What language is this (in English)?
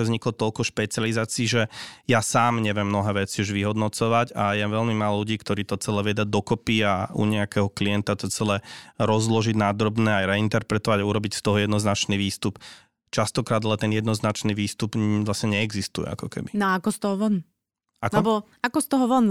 Slovak